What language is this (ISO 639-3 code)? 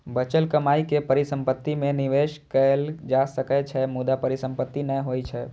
mai